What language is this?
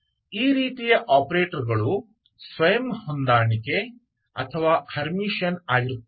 Kannada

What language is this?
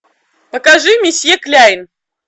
Russian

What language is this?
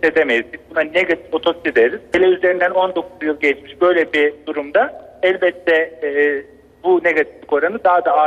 Turkish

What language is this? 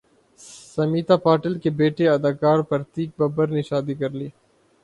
Urdu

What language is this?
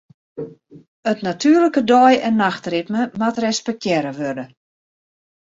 Western Frisian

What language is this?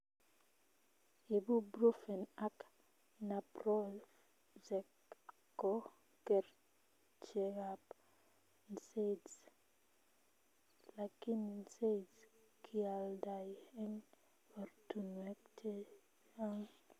Kalenjin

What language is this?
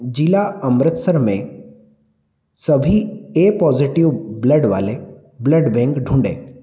Hindi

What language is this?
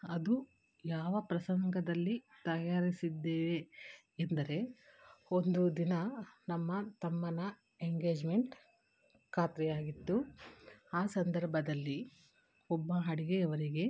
Kannada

